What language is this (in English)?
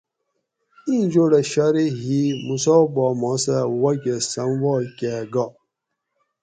Gawri